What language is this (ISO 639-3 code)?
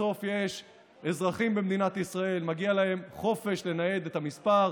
heb